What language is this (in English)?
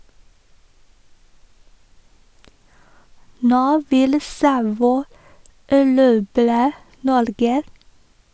Norwegian